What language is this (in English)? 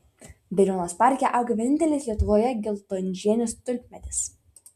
Lithuanian